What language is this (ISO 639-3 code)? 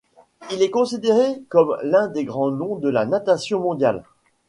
fra